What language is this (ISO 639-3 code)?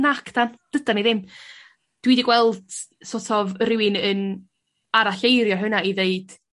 cym